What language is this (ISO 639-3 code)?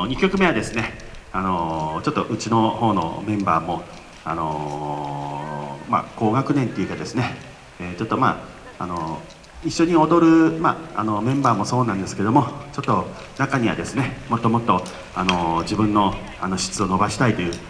jpn